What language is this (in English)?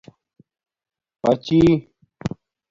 Domaaki